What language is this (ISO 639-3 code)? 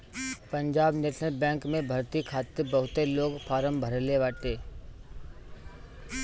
bho